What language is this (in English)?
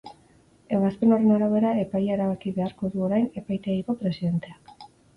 Basque